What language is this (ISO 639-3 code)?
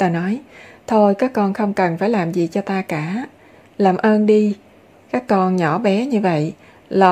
vie